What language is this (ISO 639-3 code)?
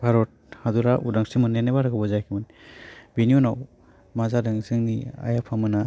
brx